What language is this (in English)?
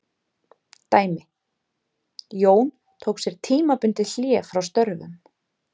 Icelandic